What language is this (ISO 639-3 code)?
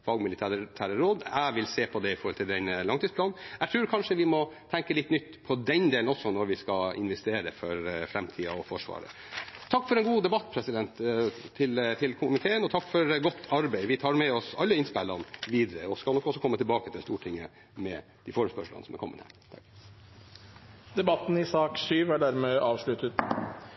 nob